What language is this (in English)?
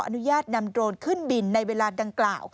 Thai